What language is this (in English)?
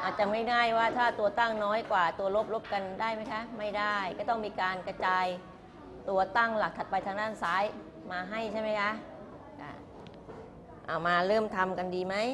Thai